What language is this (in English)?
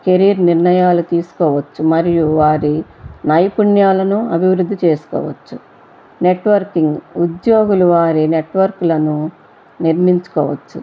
Telugu